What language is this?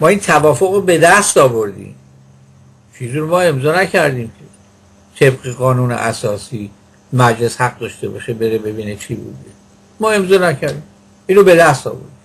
Persian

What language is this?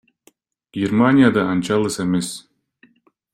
Kyrgyz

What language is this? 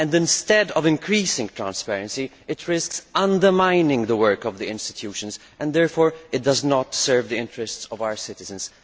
English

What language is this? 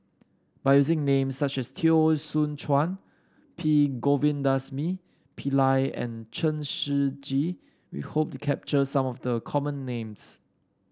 English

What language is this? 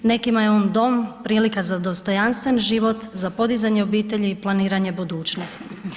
Croatian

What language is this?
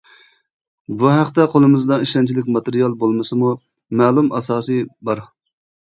Uyghur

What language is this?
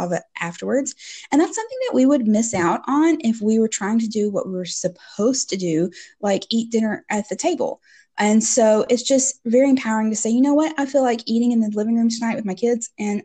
English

